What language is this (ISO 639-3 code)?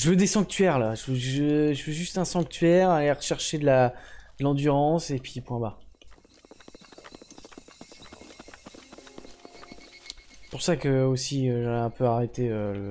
fra